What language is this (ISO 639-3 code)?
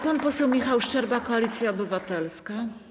pol